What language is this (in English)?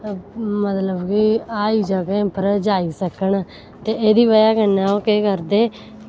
Dogri